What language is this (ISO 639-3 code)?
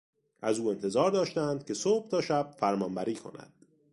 fas